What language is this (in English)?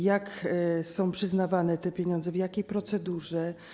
Polish